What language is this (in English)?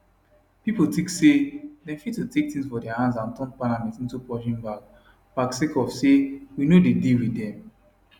Nigerian Pidgin